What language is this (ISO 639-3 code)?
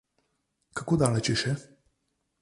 slv